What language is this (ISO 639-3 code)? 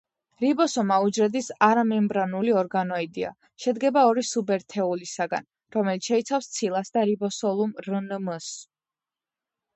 kat